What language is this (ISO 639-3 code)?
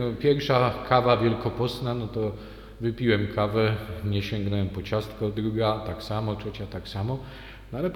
pol